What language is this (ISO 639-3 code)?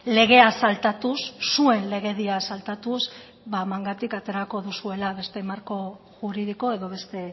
eus